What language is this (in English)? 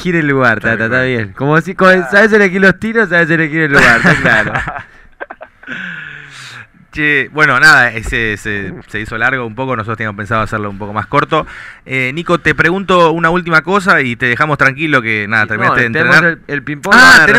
Spanish